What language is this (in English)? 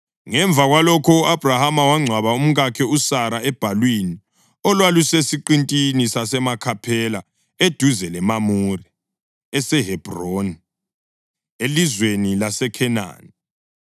North Ndebele